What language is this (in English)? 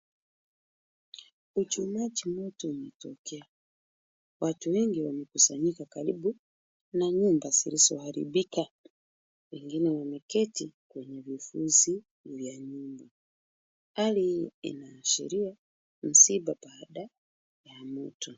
Swahili